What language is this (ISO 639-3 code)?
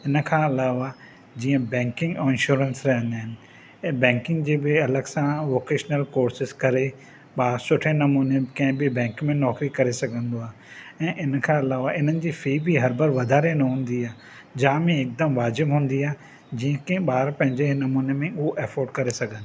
snd